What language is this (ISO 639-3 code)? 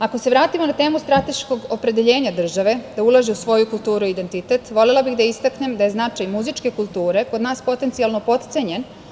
srp